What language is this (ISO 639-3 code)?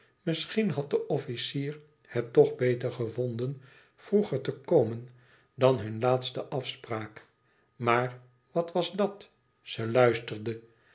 nld